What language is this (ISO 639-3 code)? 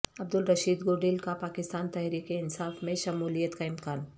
urd